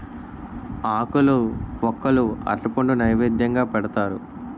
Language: Telugu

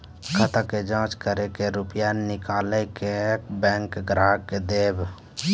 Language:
Maithili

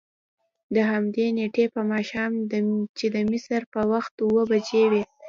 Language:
Pashto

